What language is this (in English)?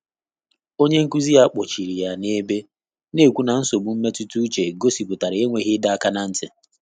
Igbo